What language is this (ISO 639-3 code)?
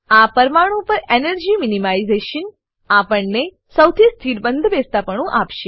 guj